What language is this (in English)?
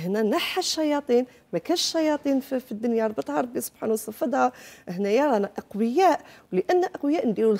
Arabic